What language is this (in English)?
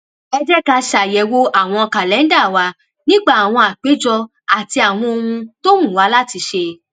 Yoruba